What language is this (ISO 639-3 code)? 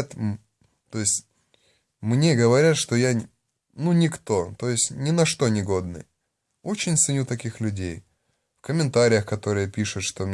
rus